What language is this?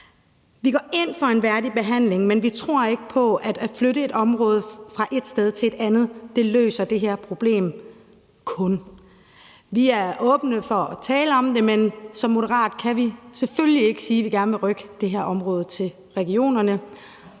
Danish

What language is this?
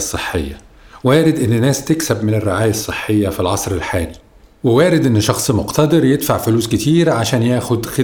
Arabic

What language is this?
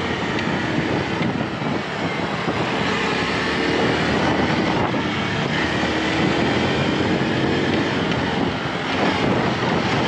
Japanese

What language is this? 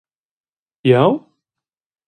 Romansh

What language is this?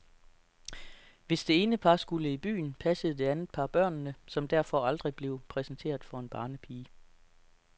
Danish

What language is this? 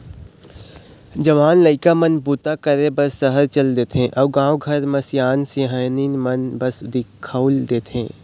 Chhattisgarhi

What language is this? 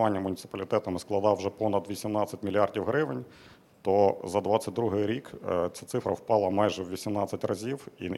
Ukrainian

